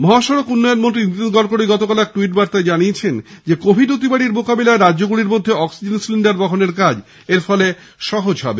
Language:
Bangla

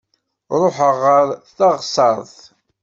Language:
Kabyle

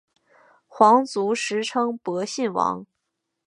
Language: Chinese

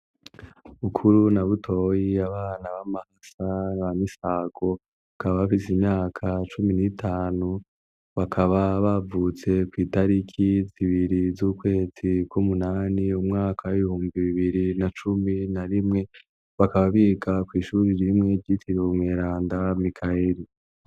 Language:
Rundi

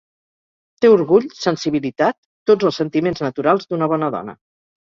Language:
Catalan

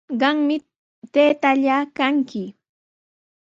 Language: Sihuas Ancash Quechua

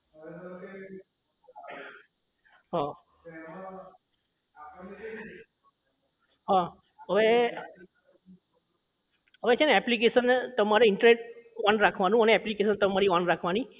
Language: Gujarati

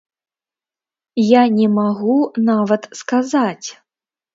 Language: Belarusian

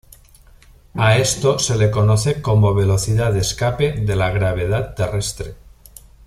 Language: Spanish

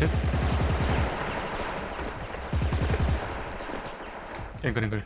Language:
Korean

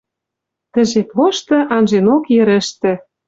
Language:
Western Mari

